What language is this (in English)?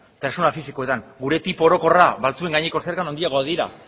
Basque